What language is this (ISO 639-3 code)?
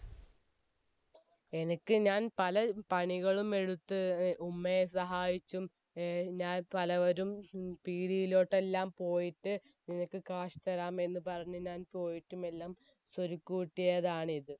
mal